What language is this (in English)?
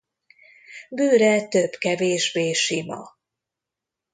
Hungarian